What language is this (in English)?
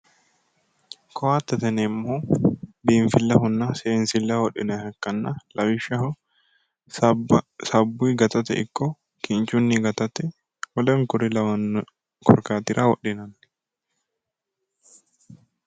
Sidamo